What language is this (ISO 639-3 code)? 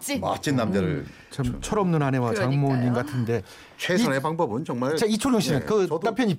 kor